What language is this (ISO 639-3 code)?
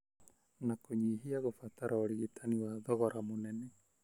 kik